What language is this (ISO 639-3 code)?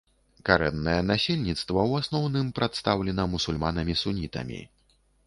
bel